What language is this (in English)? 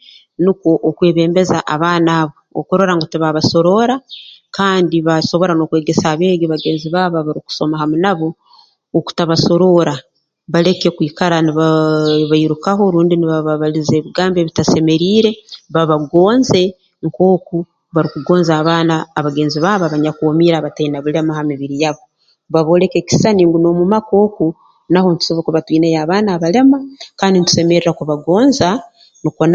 Tooro